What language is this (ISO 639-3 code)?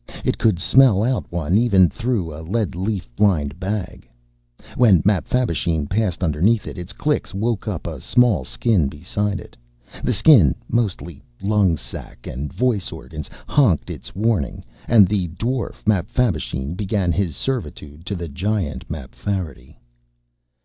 eng